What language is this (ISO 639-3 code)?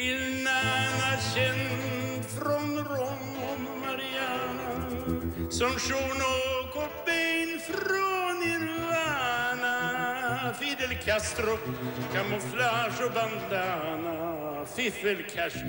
nld